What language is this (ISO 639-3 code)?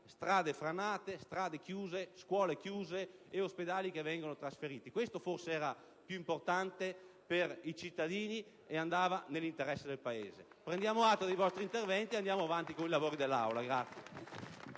ita